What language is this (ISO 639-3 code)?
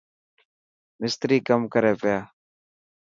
mki